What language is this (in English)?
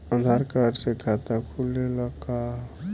Bhojpuri